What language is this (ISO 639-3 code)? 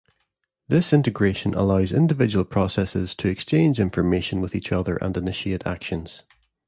eng